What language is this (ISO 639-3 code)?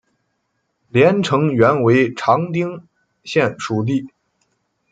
zho